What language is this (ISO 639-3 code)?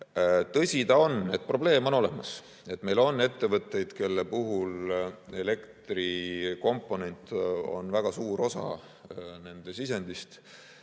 est